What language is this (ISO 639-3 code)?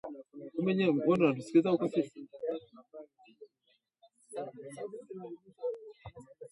swa